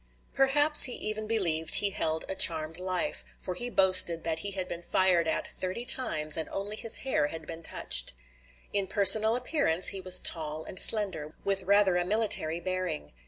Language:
English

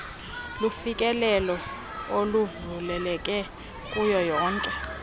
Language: Xhosa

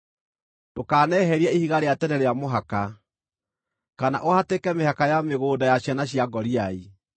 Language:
Kikuyu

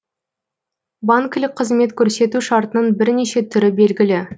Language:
Kazakh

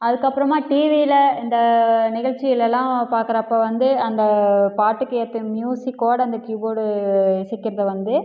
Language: Tamil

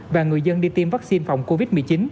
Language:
Vietnamese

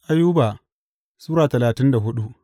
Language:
Hausa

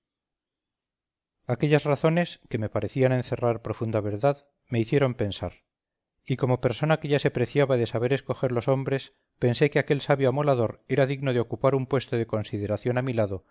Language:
Spanish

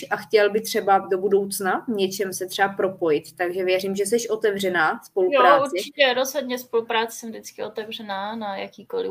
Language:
Czech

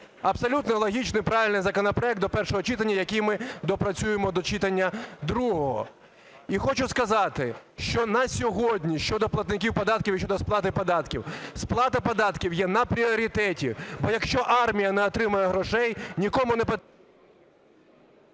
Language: Ukrainian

